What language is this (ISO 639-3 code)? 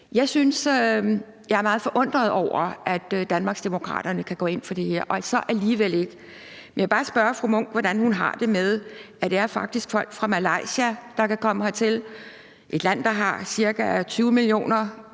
dan